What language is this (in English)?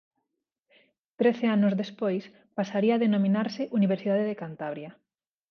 Galician